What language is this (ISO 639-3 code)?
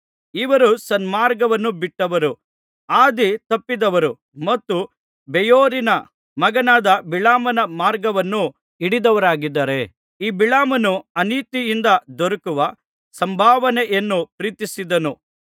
kan